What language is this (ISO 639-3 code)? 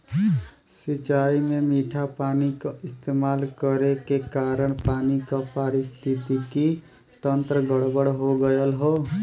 bho